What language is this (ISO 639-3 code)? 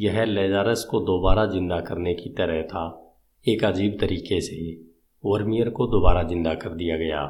hin